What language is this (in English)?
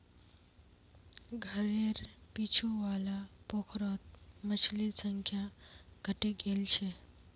Magahi